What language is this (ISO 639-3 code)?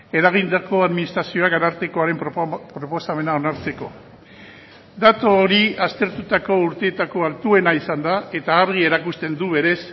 eus